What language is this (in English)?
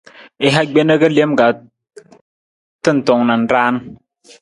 Nawdm